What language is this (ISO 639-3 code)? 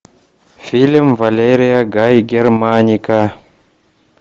rus